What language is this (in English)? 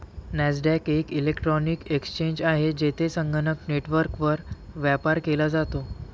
Marathi